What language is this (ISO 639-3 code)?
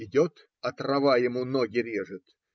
rus